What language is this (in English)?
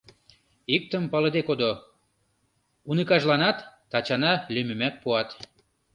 Mari